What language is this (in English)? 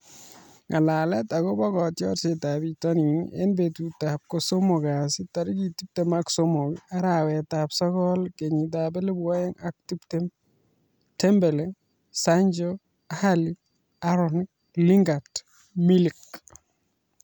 Kalenjin